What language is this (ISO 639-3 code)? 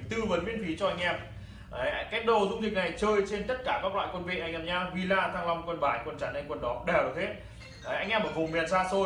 vie